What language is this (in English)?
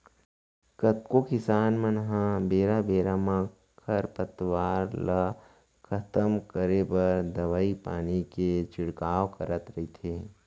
Chhattisgarhi